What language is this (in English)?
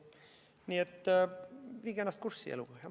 Estonian